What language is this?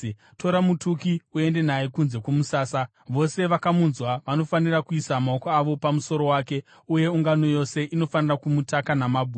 Shona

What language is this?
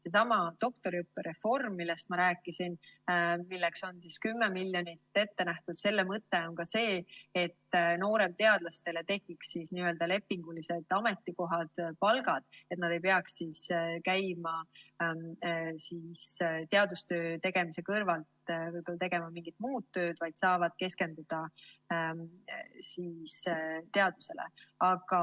Estonian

